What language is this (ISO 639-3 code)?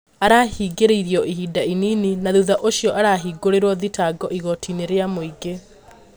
kik